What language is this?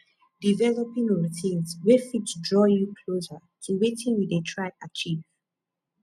Nigerian Pidgin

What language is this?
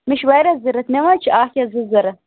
Kashmiri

